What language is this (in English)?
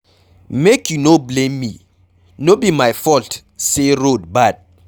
Nigerian Pidgin